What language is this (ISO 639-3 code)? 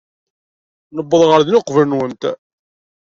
kab